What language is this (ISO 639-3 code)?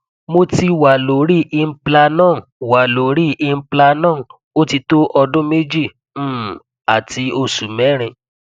yor